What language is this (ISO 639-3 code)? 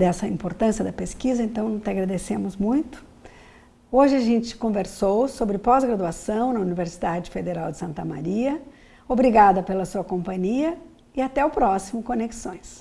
por